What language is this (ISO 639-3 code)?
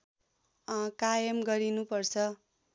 nep